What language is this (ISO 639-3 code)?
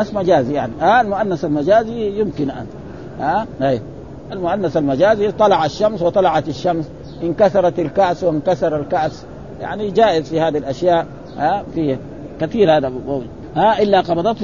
ara